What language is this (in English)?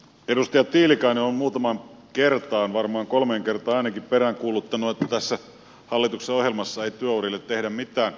Finnish